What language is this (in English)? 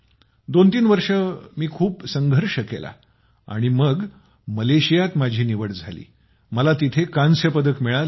Marathi